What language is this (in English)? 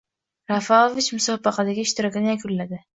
Uzbek